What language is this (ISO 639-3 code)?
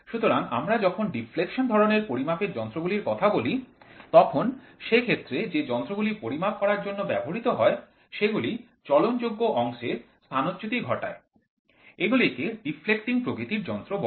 ben